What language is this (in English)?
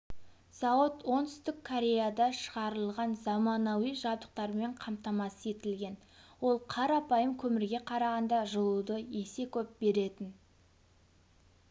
Kazakh